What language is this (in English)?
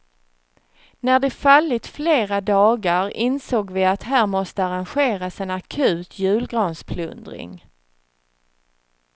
Swedish